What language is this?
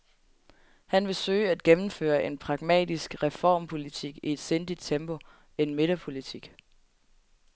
Danish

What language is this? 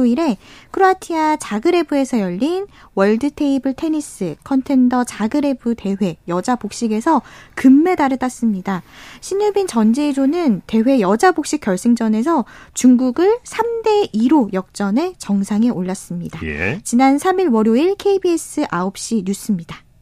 Korean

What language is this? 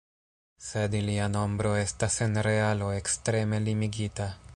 Esperanto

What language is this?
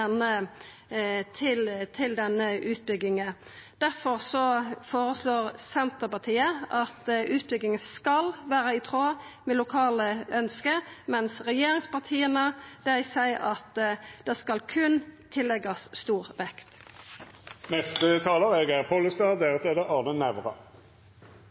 Norwegian Nynorsk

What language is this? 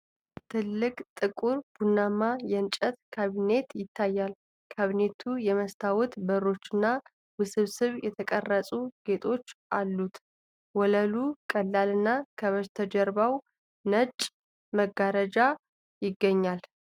Amharic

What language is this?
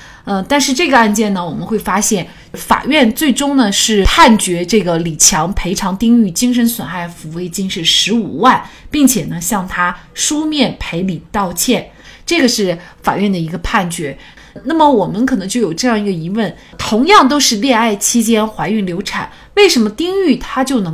Chinese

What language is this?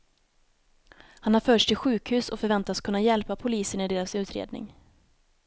Swedish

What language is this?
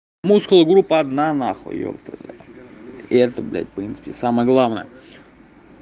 Russian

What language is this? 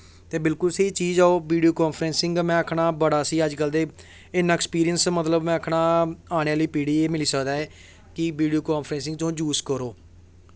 Dogri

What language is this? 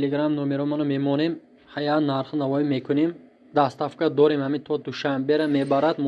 Turkish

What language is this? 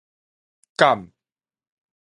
Min Nan Chinese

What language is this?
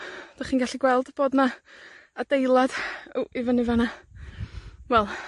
Welsh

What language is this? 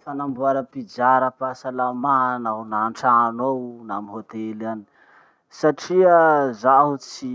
Masikoro Malagasy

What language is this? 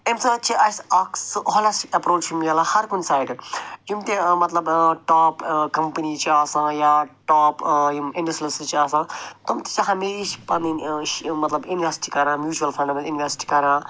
Kashmiri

